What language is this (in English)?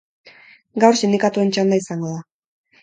Basque